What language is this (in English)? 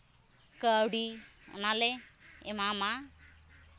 Santali